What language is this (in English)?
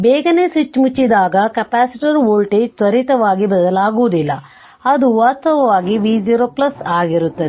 Kannada